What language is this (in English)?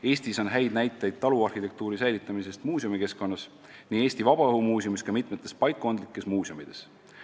Estonian